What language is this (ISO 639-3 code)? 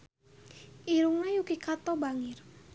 sun